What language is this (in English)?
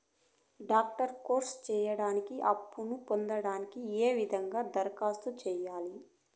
Telugu